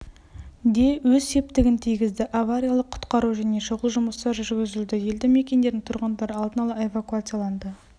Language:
Kazakh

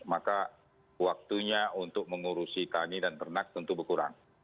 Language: Indonesian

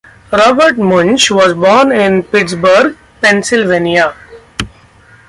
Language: English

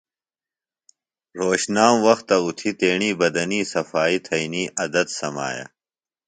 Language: Phalura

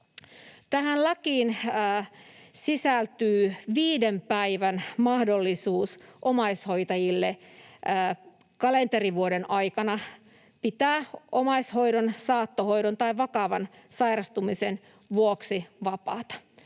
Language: Finnish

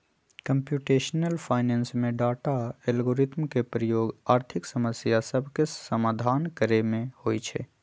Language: Magahi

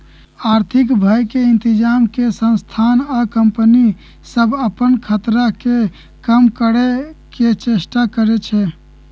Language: Magahi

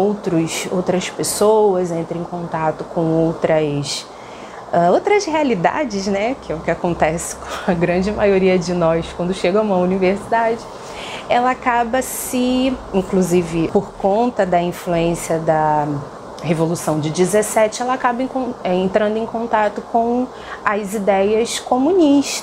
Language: Portuguese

